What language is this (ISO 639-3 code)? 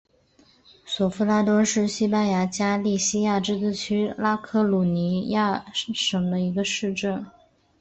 zho